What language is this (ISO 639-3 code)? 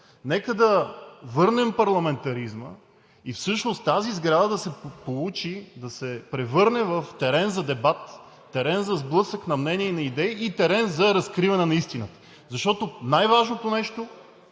bul